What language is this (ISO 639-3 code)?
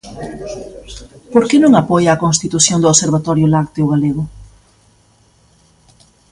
glg